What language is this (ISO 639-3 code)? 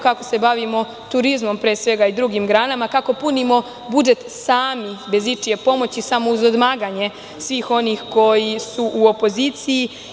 srp